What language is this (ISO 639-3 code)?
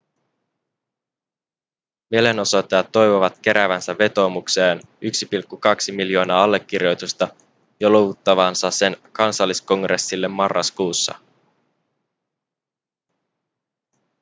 fin